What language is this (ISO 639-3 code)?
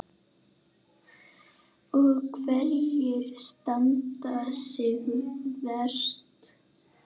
isl